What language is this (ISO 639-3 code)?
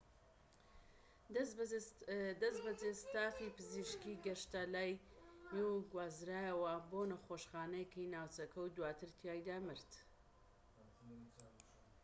ckb